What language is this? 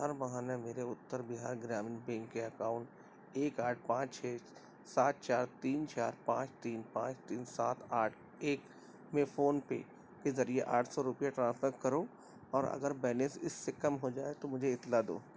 Urdu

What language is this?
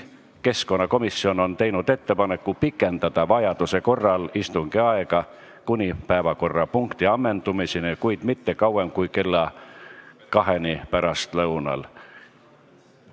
Estonian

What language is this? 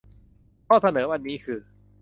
Thai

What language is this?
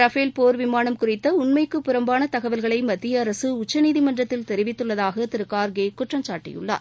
Tamil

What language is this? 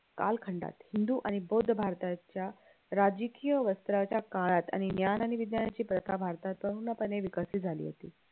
Marathi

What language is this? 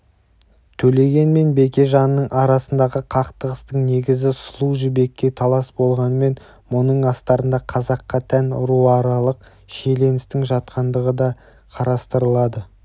Kazakh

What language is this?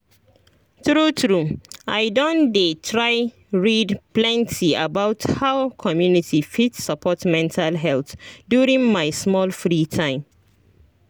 Nigerian Pidgin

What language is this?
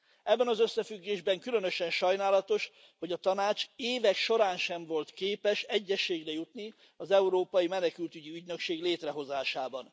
Hungarian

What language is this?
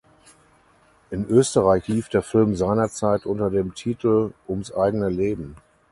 German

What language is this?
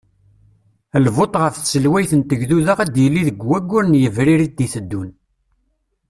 Kabyle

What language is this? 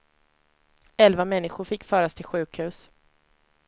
Swedish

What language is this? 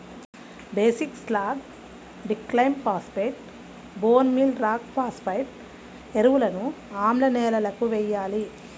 Telugu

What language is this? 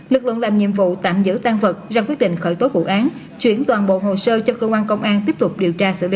Vietnamese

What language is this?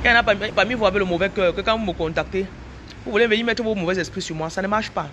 French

